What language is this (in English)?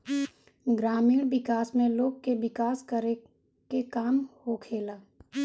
Bhojpuri